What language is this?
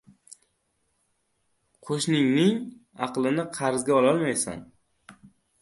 Uzbek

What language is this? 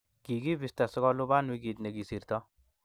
Kalenjin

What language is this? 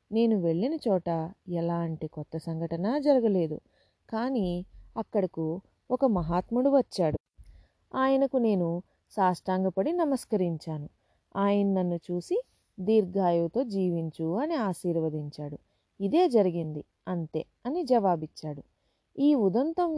Telugu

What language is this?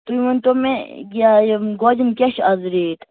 Kashmiri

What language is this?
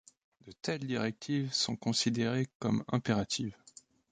French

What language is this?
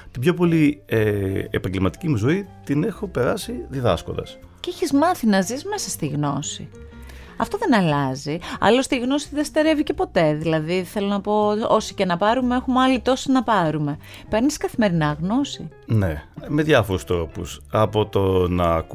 Greek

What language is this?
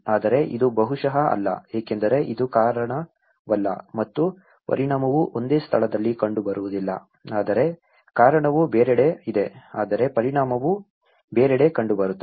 Kannada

